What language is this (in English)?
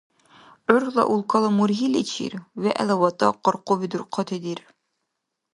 Dargwa